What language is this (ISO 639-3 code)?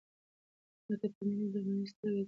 pus